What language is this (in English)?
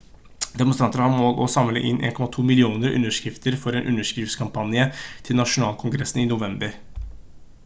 Norwegian Bokmål